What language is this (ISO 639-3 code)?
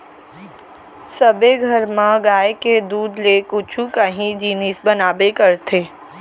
hne